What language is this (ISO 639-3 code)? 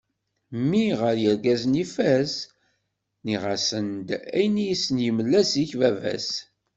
kab